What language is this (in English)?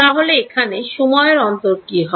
Bangla